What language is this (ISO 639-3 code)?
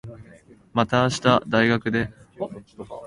jpn